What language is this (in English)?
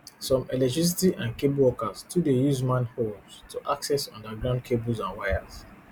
Nigerian Pidgin